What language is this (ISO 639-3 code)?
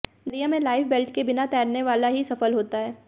hin